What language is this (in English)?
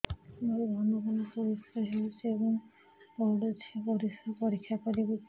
Odia